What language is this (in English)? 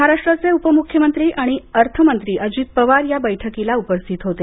Marathi